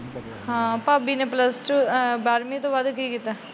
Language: Punjabi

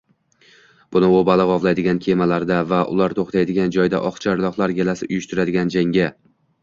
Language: Uzbek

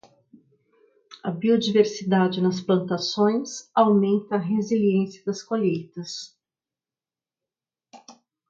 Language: Portuguese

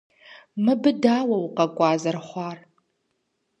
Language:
Kabardian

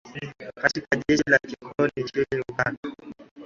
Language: Swahili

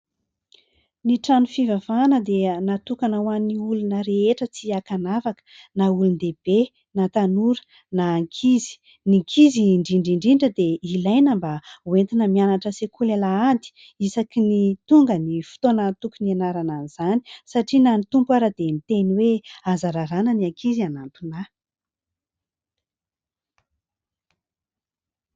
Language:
Malagasy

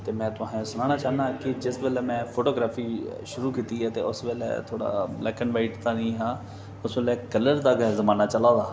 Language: Dogri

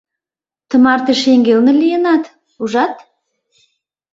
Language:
Mari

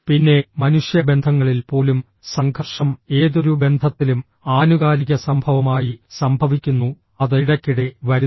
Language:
Malayalam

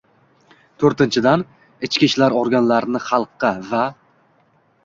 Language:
Uzbek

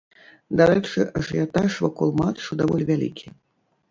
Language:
Belarusian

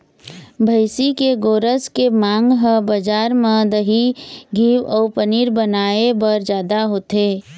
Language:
Chhattisgarhi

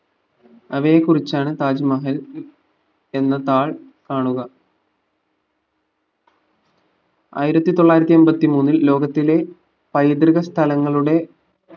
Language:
Malayalam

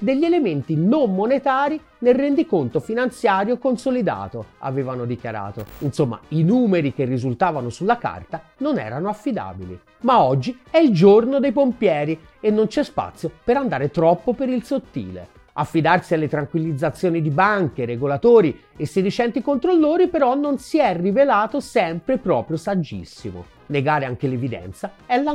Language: Italian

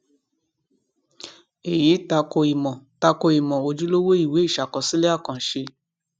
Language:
Yoruba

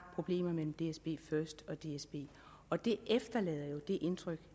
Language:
Danish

